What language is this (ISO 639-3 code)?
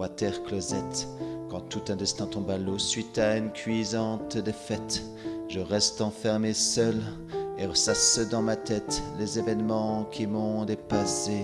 fra